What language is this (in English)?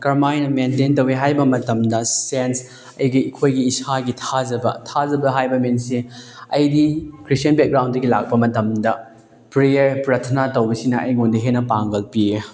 Manipuri